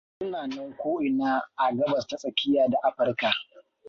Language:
Hausa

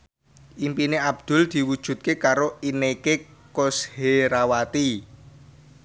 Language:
Javanese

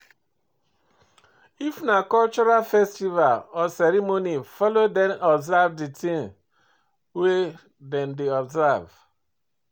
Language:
Nigerian Pidgin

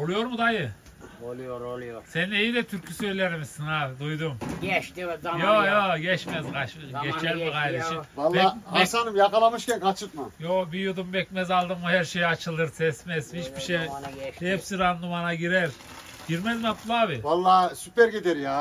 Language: Turkish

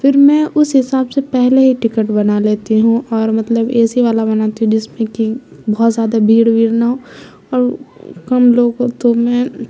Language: Urdu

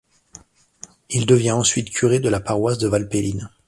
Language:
French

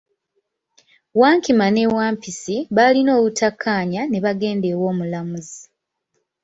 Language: Ganda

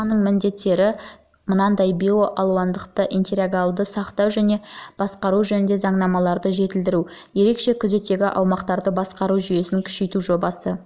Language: Kazakh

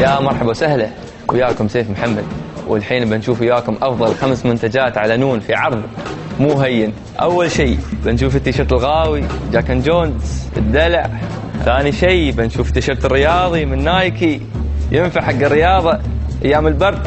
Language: Arabic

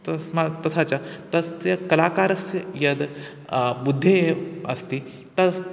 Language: Sanskrit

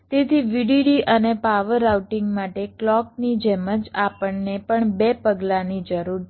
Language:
Gujarati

